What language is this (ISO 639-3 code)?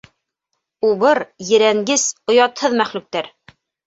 bak